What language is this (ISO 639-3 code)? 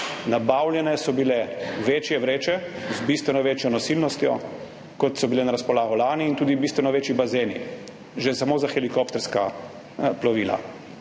slv